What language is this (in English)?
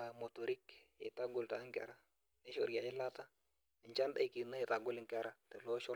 Masai